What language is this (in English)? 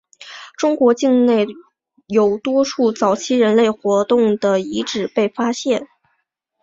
Chinese